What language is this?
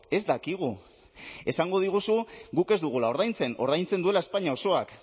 Basque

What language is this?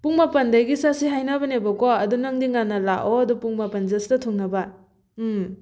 Manipuri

